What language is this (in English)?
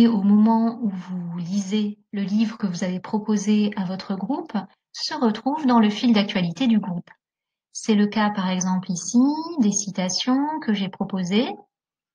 French